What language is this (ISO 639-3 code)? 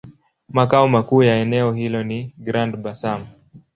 swa